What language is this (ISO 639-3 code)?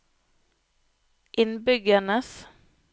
nor